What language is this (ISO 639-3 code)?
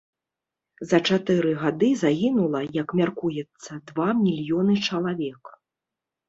bel